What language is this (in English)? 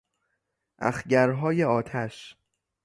Persian